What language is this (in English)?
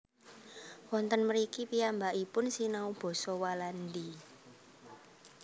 Javanese